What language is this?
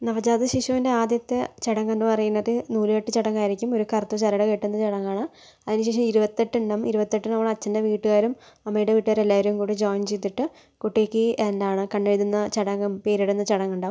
Malayalam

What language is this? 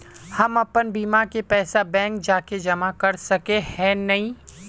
Magahi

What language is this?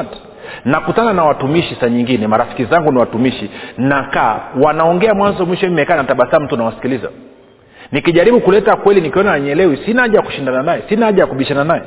Swahili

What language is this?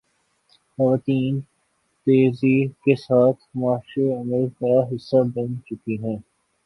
Urdu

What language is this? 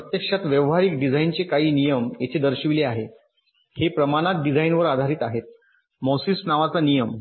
Marathi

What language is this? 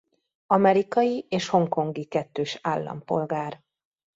Hungarian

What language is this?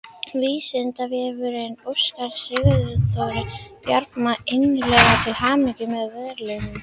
Icelandic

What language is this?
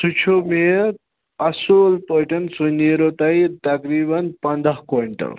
Kashmiri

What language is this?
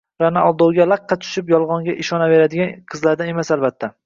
Uzbek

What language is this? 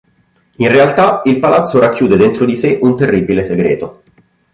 Italian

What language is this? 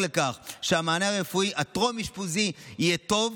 Hebrew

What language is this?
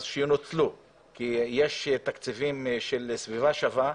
Hebrew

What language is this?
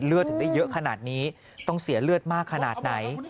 Thai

